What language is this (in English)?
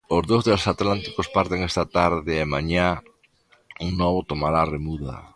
Galician